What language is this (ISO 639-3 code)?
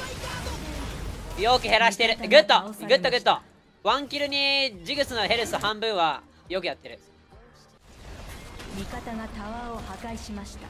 jpn